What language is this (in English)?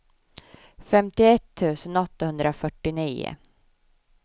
Swedish